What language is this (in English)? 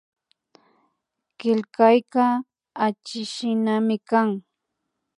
Imbabura Highland Quichua